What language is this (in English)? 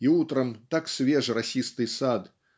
Russian